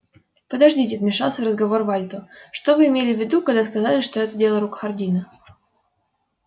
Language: Russian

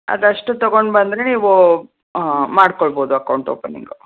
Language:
Kannada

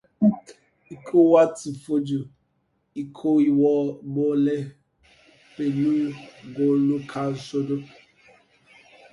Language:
Yoruba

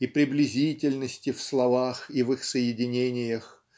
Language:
Russian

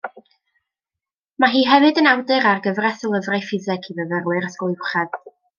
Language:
Welsh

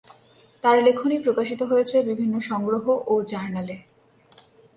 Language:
Bangla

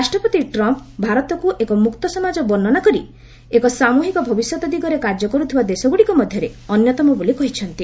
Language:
Odia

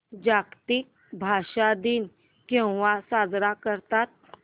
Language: Marathi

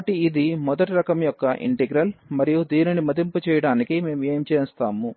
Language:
Telugu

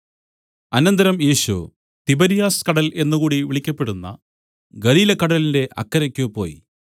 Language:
Malayalam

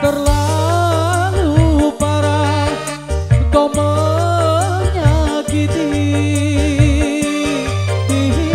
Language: Indonesian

